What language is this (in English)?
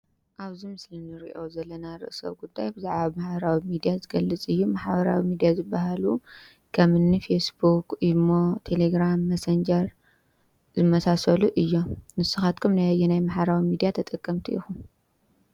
Tigrinya